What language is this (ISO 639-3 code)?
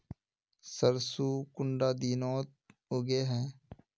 mag